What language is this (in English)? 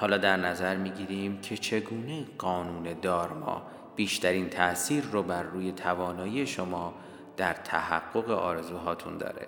Persian